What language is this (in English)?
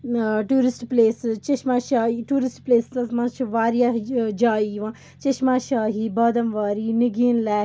Kashmiri